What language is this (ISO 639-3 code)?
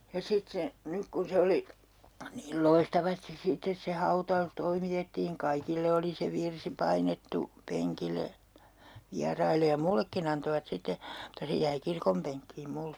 fin